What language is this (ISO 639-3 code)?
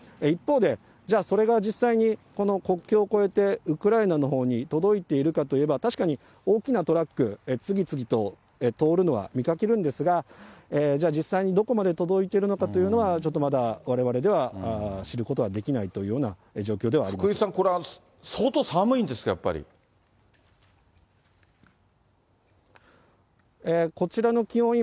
jpn